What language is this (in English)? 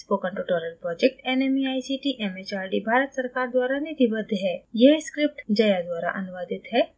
Hindi